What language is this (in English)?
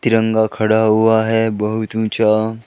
Hindi